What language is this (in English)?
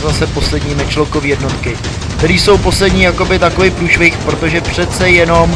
Czech